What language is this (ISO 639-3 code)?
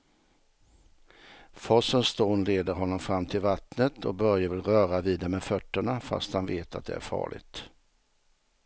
swe